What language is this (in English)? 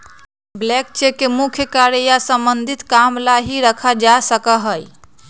Magahi